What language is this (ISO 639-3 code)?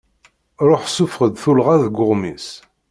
kab